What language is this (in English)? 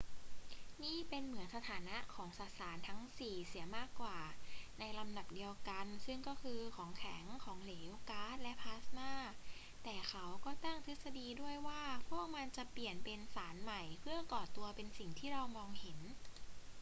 Thai